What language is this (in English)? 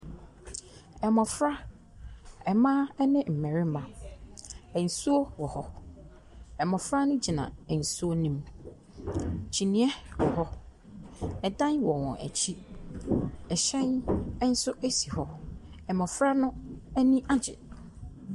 Akan